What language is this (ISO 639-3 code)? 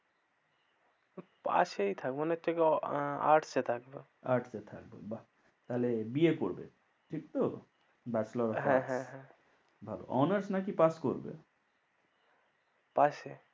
ben